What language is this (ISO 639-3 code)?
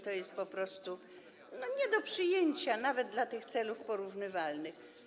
pol